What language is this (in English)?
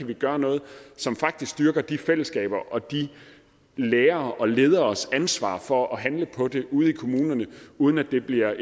Danish